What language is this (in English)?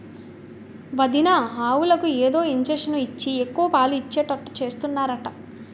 Telugu